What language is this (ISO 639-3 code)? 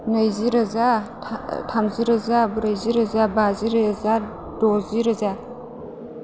brx